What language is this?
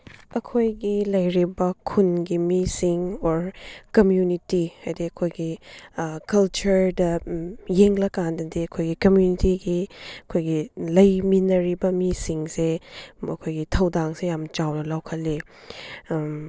Manipuri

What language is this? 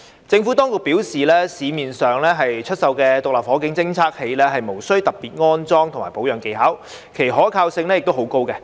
Cantonese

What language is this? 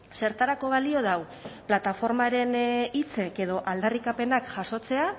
Basque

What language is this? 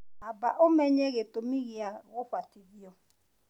Kikuyu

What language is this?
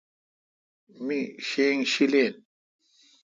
Kalkoti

